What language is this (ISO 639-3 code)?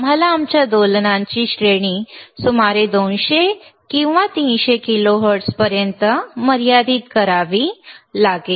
mar